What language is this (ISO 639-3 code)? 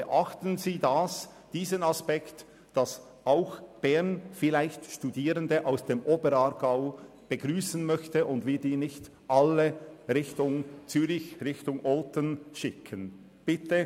gsw